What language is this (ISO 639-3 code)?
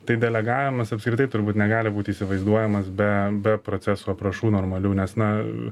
lit